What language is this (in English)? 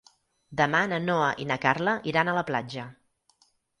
Catalan